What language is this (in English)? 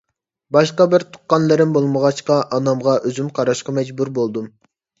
Uyghur